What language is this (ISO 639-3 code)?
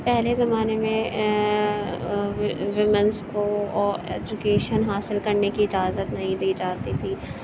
urd